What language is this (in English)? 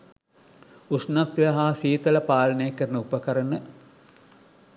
Sinhala